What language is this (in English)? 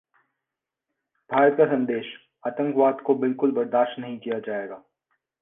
Hindi